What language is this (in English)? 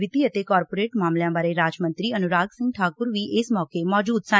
Punjabi